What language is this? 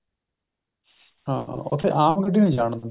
Punjabi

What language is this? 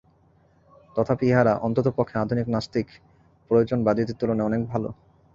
Bangla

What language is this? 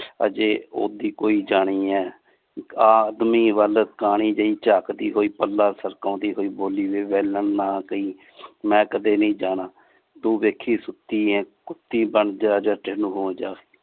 Punjabi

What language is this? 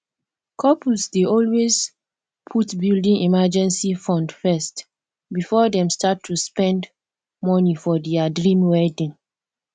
Nigerian Pidgin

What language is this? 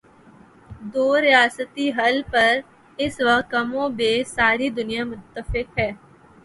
Urdu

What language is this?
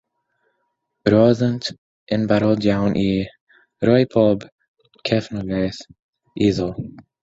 Welsh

